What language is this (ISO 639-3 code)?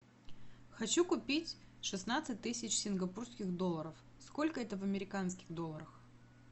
rus